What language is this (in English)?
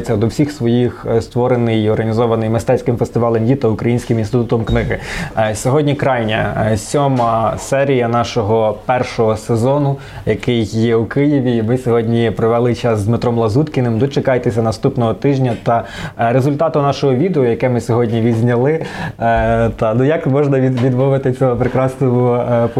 Ukrainian